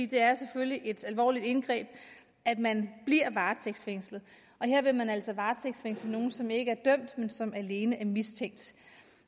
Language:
Danish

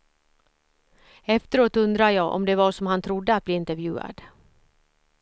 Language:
Swedish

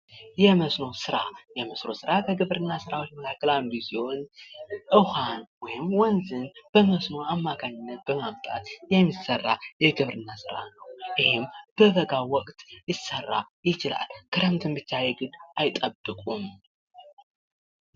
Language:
Amharic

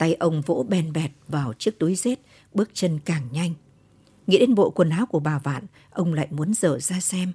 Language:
Vietnamese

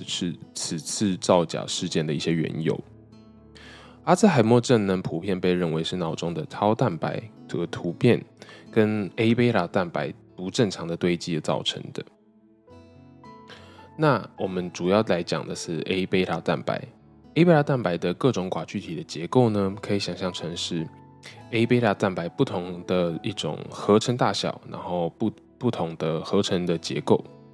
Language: Chinese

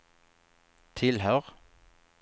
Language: Swedish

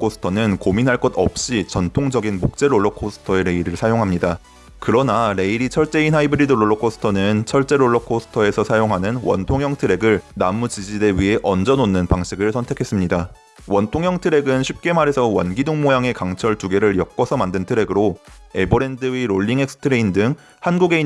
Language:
Korean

